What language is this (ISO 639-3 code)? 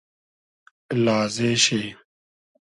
haz